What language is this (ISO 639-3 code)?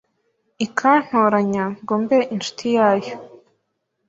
kin